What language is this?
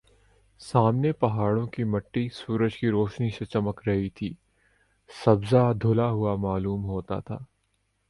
Urdu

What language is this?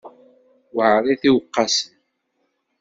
Kabyle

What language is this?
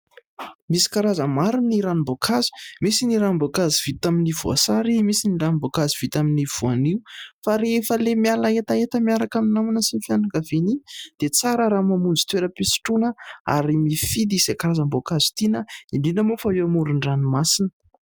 Malagasy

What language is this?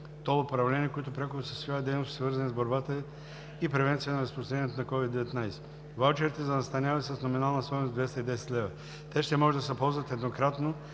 Bulgarian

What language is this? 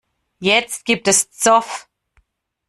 German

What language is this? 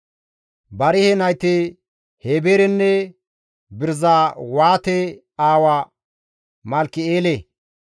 Gamo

